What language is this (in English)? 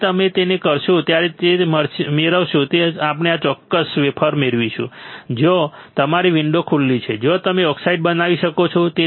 Gujarati